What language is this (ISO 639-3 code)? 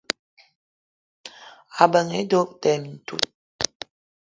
eto